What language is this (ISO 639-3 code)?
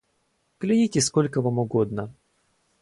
rus